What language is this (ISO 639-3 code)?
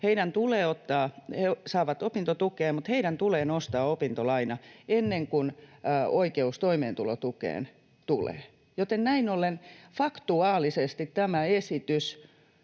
fin